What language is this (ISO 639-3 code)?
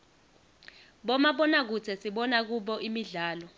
ssw